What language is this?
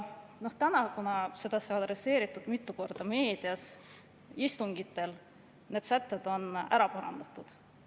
Estonian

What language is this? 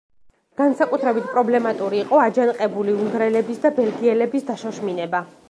Georgian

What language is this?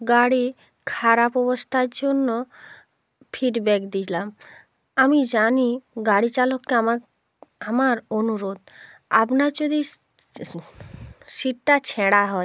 Bangla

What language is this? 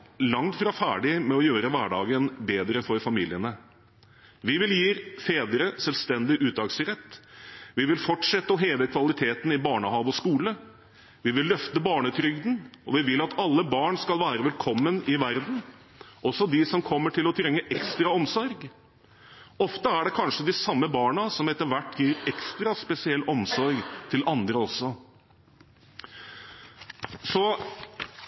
Norwegian Bokmål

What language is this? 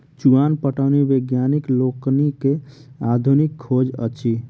Maithili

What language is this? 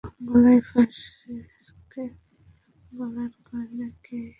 Bangla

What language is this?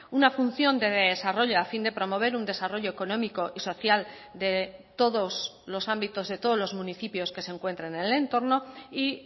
Spanish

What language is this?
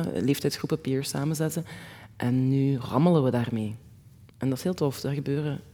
Dutch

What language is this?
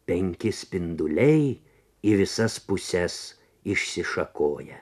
Lithuanian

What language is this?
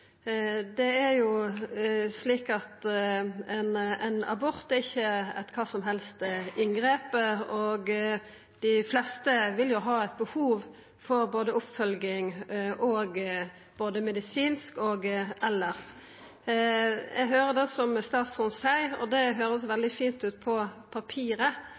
Norwegian Nynorsk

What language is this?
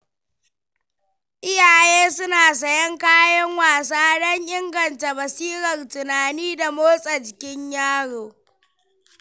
Hausa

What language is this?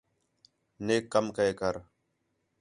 Khetrani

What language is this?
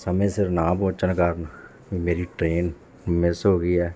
Punjabi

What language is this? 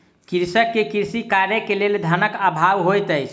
Maithili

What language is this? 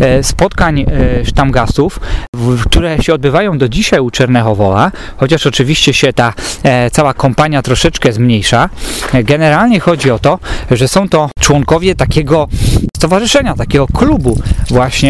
Polish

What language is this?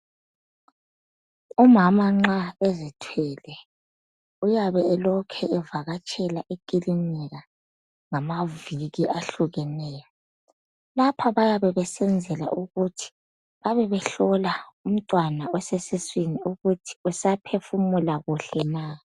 North Ndebele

